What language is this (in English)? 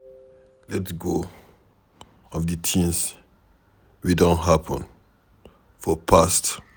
Nigerian Pidgin